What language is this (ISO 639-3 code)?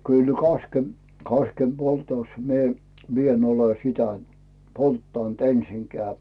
fin